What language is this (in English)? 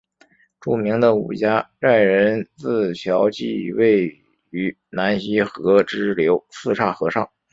Chinese